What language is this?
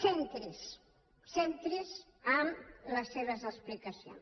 Catalan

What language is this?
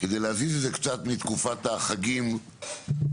Hebrew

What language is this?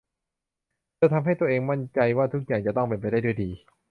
Thai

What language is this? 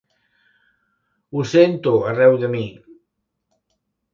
Catalan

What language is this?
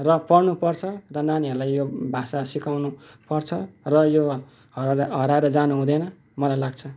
Nepali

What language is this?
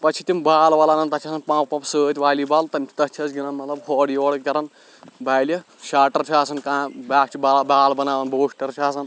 Kashmiri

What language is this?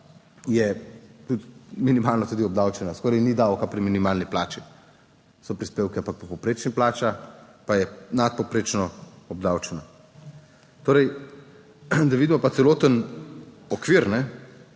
Slovenian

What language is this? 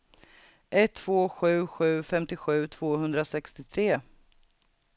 Swedish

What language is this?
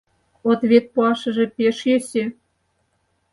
Mari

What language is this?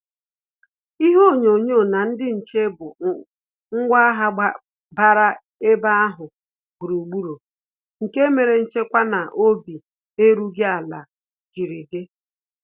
Igbo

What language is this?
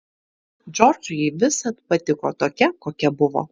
Lithuanian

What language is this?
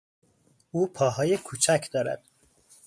Persian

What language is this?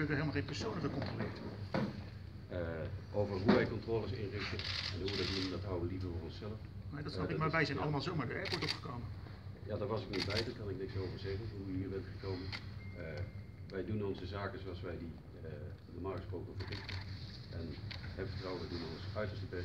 Dutch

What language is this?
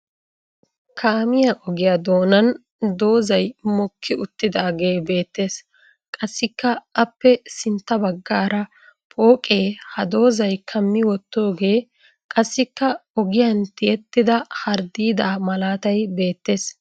Wolaytta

